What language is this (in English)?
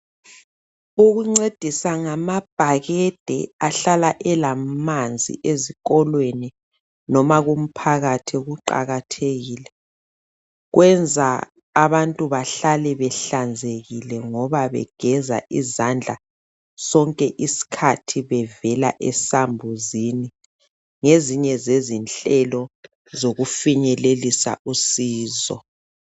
North Ndebele